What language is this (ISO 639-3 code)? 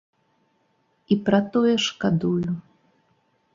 bel